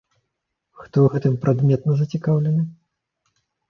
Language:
Belarusian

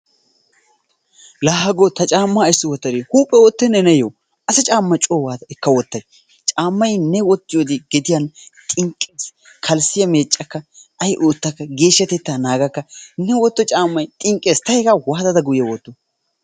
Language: Wolaytta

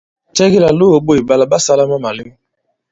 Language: Bankon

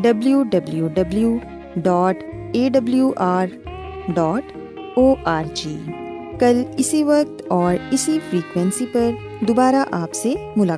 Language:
Urdu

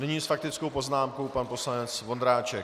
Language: Czech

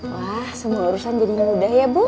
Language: Indonesian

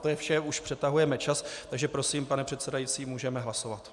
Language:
Czech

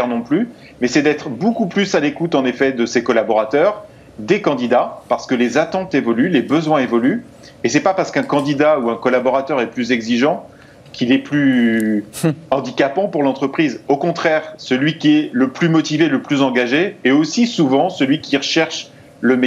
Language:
French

